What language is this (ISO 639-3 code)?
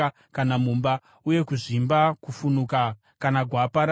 sna